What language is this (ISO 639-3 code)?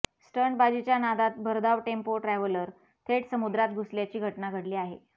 mar